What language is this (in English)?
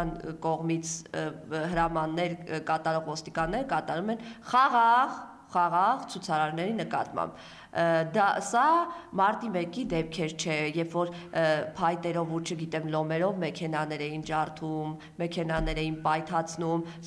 Romanian